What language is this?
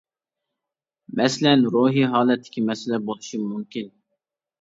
Uyghur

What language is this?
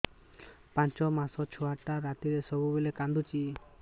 Odia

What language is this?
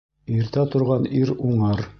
Bashkir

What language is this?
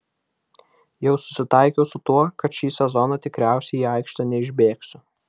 Lithuanian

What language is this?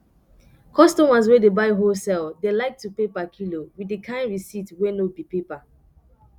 Nigerian Pidgin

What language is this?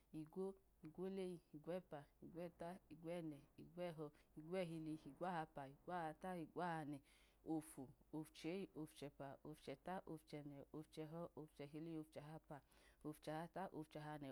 Idoma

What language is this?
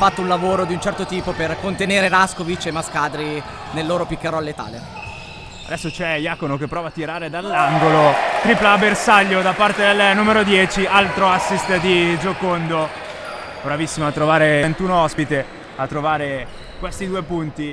Italian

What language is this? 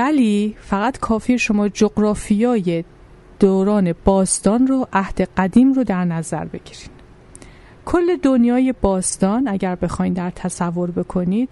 Persian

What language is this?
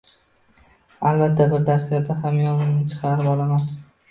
Uzbek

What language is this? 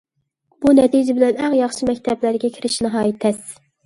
Uyghur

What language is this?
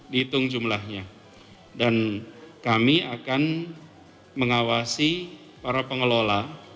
Indonesian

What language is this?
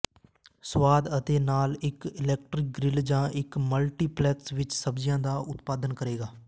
Punjabi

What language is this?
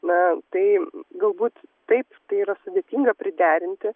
Lithuanian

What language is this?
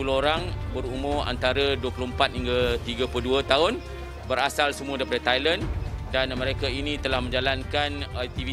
Malay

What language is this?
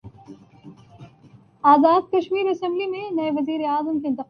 Urdu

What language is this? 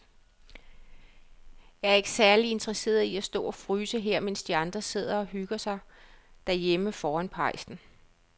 Danish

